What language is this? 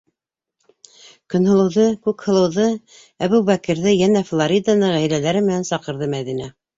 Bashkir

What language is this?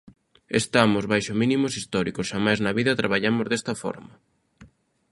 Galician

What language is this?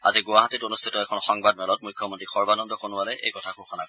Assamese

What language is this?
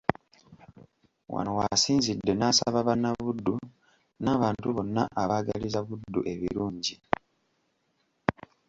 Ganda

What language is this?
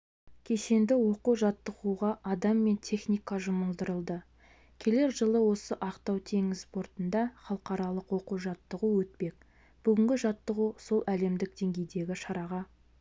Kazakh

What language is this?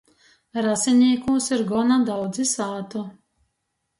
Latgalian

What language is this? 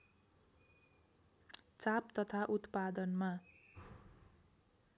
Nepali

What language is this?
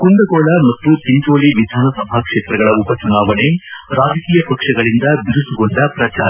Kannada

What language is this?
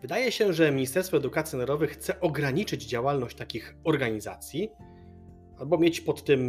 Polish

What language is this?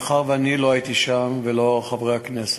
Hebrew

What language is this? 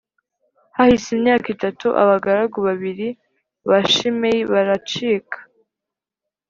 Kinyarwanda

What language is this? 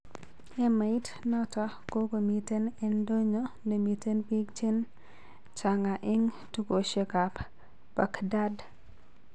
Kalenjin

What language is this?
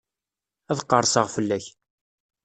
Kabyle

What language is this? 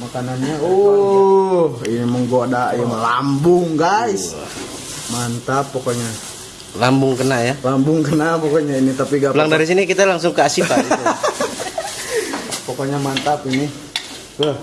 Indonesian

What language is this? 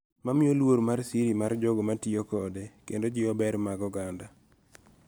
Luo (Kenya and Tanzania)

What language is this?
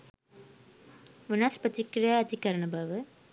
Sinhala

